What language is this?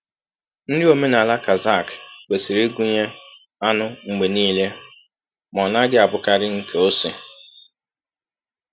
Igbo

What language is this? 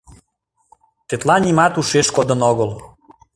Mari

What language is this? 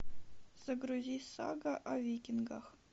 Russian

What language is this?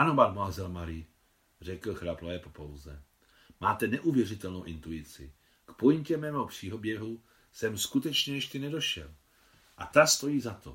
Czech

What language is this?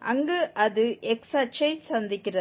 Tamil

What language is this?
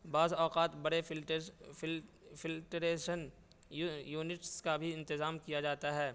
Urdu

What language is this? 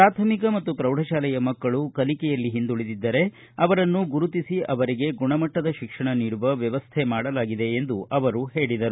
Kannada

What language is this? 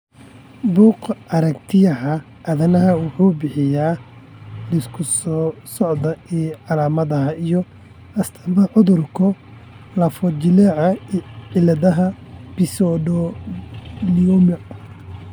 Somali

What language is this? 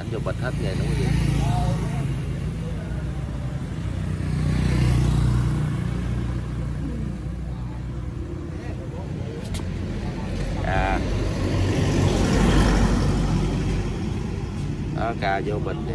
Vietnamese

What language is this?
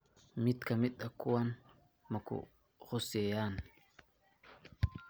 Somali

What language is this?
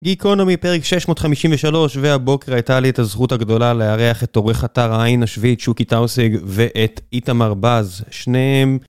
Hebrew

